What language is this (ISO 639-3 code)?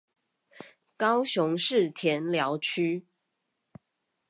zho